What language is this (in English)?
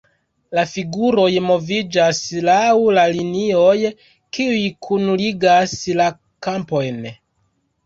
Esperanto